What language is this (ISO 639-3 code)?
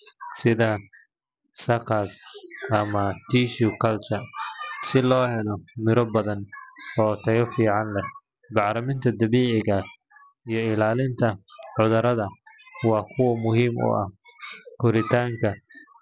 som